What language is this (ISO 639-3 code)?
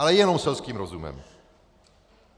ces